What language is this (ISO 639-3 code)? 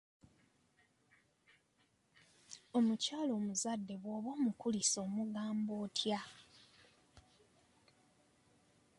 lug